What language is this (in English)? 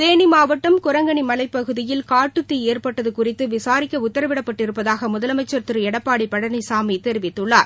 Tamil